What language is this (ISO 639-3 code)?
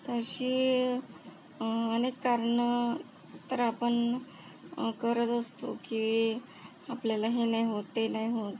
mar